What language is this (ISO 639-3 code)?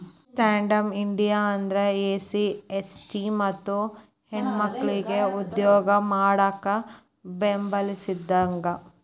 kan